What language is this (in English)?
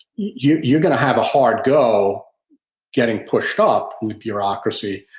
English